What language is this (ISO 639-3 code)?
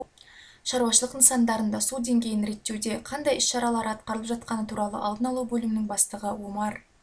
kaz